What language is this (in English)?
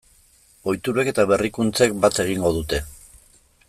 Basque